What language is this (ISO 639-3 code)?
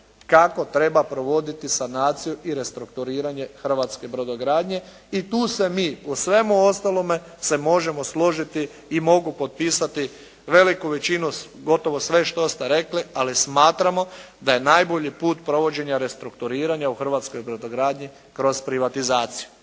hrv